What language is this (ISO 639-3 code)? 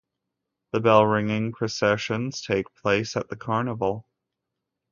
eng